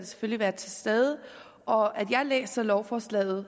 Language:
Danish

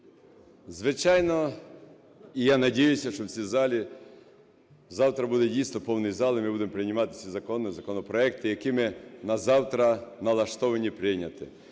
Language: Ukrainian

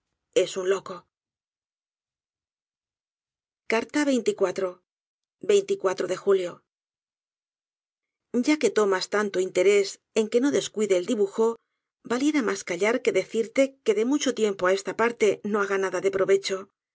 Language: Spanish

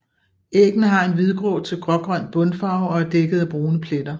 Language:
Danish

